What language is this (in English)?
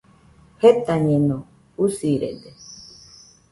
Nüpode Huitoto